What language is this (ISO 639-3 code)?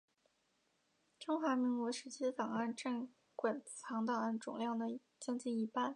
zho